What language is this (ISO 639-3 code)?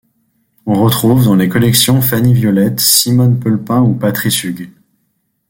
fra